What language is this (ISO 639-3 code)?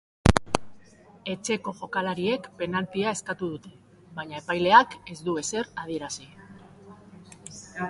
eus